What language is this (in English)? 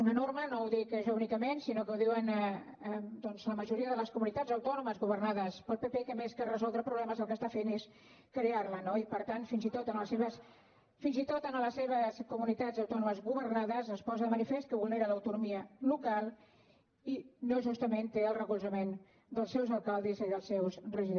Catalan